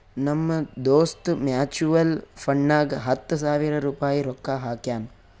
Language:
Kannada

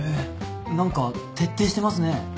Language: Japanese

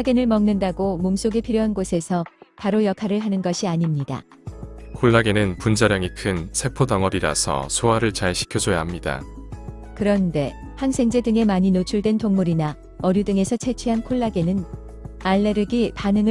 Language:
Korean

